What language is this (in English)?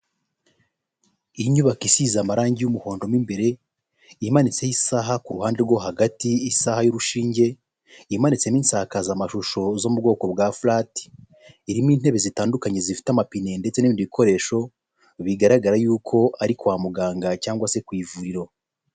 Kinyarwanda